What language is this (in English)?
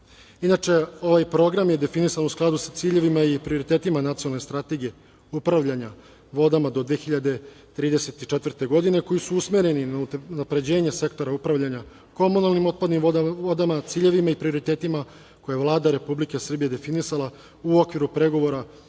Serbian